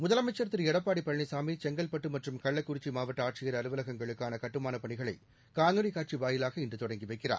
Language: Tamil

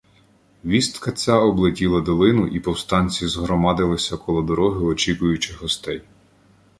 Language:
Ukrainian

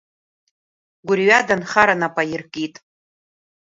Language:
Abkhazian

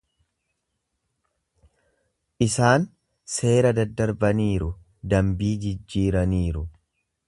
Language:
Oromo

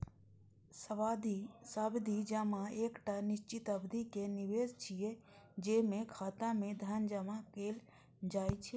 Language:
Maithili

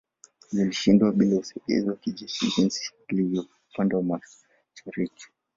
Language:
Swahili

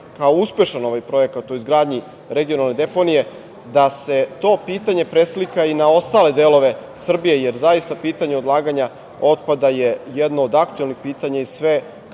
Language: Serbian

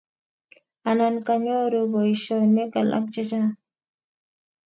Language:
Kalenjin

